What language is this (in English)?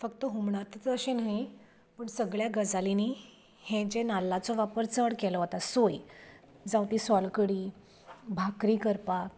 Konkani